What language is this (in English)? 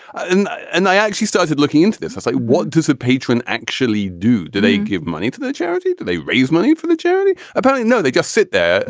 English